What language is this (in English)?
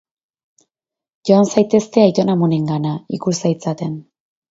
Basque